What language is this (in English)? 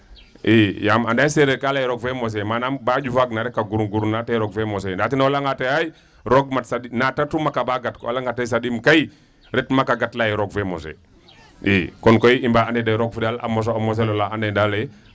Serer